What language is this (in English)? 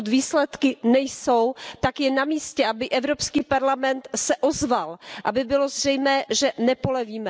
Czech